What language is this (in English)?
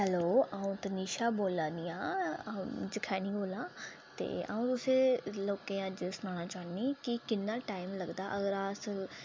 Dogri